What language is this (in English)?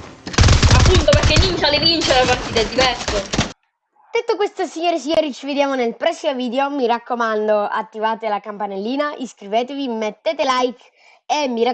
Italian